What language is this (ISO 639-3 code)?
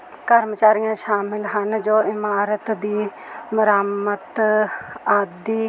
pan